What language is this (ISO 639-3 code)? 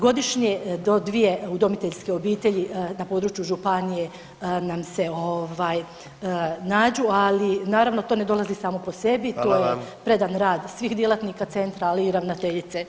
hrv